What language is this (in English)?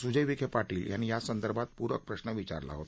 Marathi